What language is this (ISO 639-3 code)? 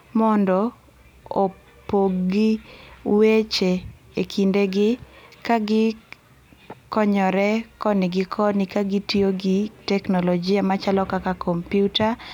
luo